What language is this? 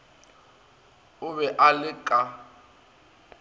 Northern Sotho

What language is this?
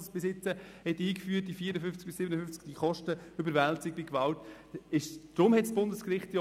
Swiss German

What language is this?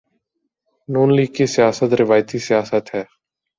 Urdu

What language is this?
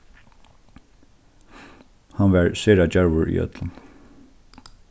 Faroese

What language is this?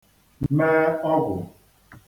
Igbo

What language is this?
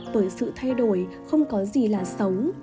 Vietnamese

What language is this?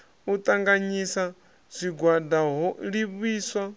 Venda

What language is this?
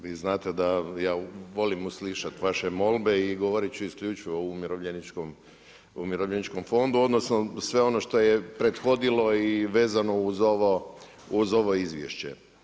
Croatian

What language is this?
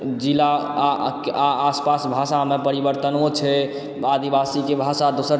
Maithili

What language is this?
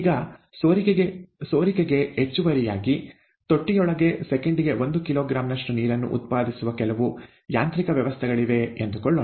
Kannada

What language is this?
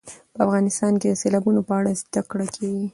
Pashto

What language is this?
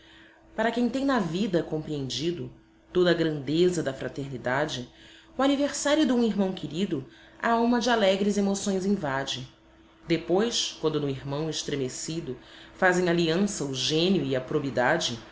Portuguese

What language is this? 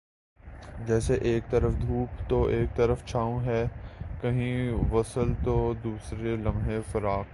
Urdu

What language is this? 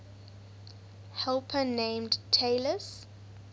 English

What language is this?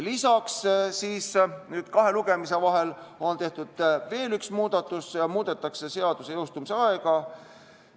Estonian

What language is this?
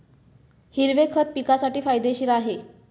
Marathi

